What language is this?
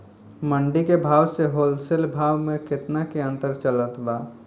Bhojpuri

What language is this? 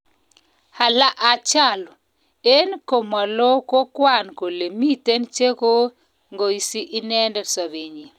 Kalenjin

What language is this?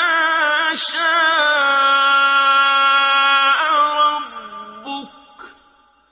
Arabic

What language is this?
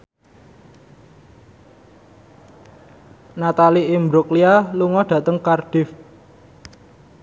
Javanese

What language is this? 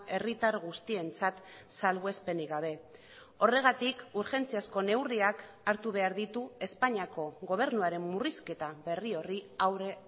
Basque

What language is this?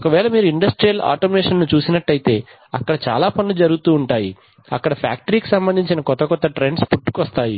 Telugu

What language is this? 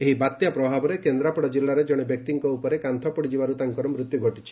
Odia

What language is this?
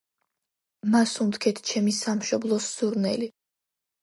Georgian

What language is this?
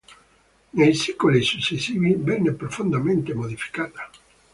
Italian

